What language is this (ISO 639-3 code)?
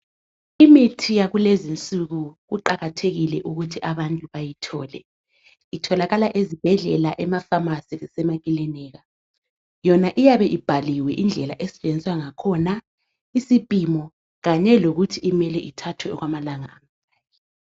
nde